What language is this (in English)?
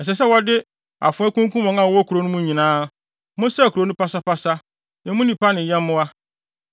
Akan